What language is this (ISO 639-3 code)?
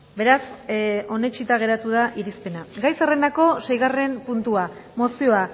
eus